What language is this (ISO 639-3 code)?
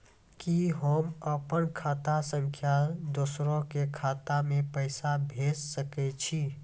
mai